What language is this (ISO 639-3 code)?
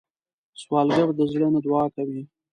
pus